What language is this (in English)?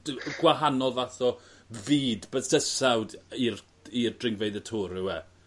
Welsh